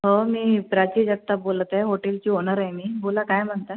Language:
Marathi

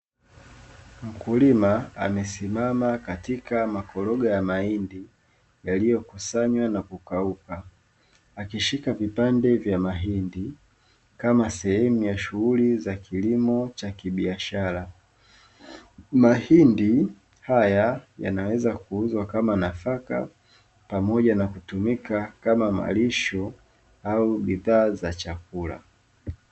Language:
Swahili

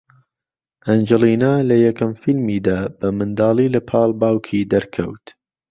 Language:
Central Kurdish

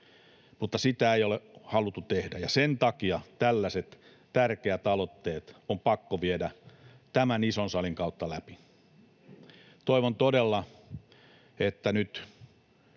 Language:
Finnish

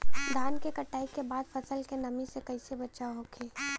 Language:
Bhojpuri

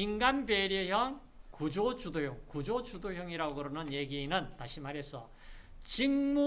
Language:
Korean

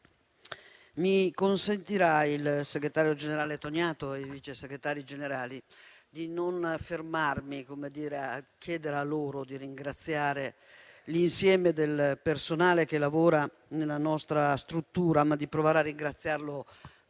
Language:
Italian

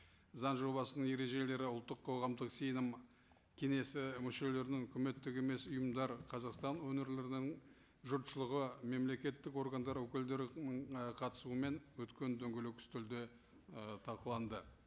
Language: Kazakh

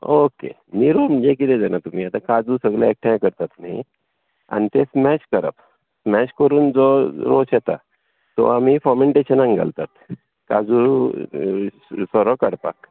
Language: Konkani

